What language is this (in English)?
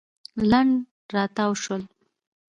Pashto